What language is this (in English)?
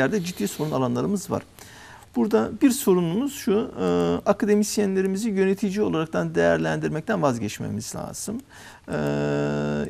Turkish